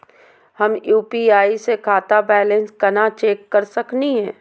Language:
Magahi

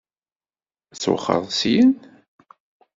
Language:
Kabyle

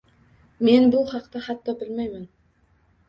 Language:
Uzbek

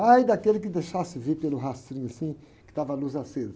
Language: Portuguese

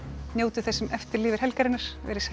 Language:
Icelandic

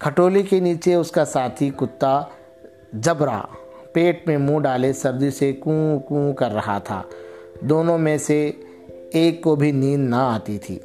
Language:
Urdu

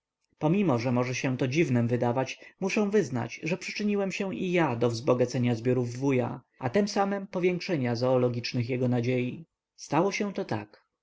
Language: Polish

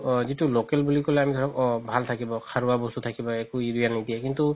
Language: Assamese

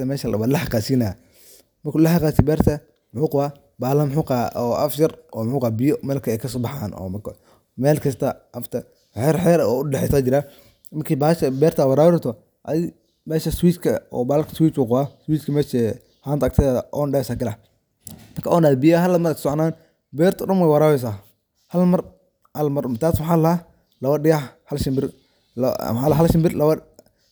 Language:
Somali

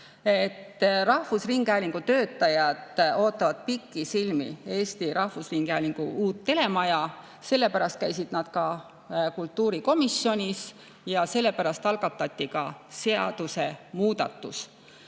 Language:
Estonian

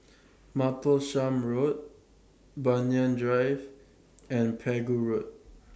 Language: English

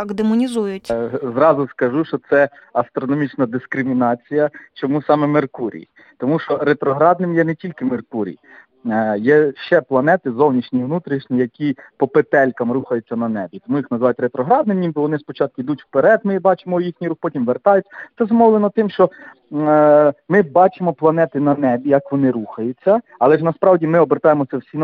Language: Ukrainian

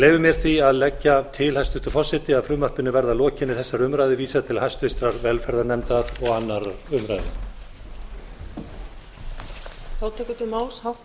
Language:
Icelandic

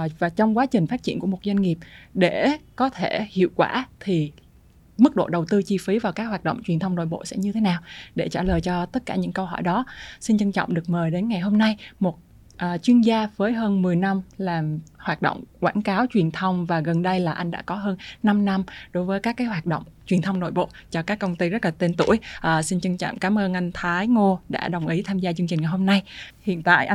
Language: Vietnamese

